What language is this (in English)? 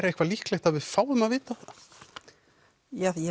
Icelandic